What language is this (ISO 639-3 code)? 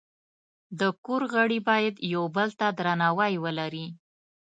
pus